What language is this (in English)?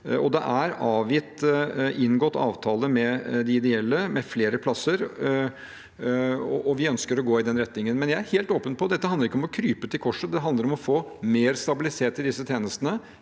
Norwegian